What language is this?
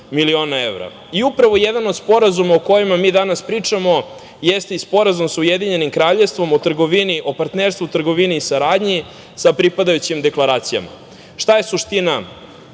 Serbian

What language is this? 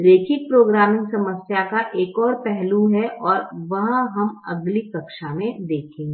Hindi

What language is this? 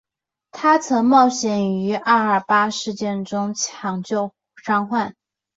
Chinese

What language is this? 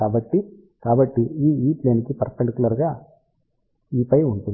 Telugu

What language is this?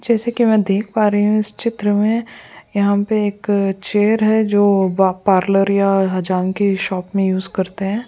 Hindi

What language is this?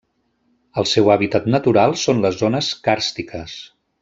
Catalan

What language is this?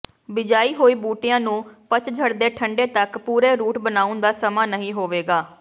Punjabi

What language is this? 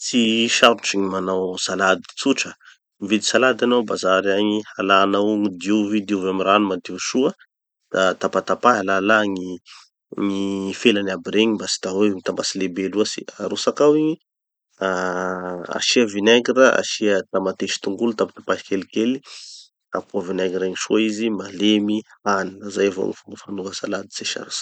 Tanosy Malagasy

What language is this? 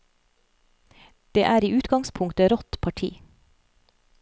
Norwegian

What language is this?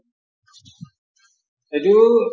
Assamese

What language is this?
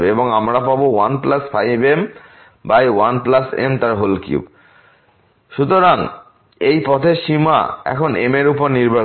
Bangla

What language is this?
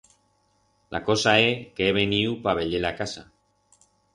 Aragonese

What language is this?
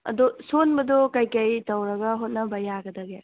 Manipuri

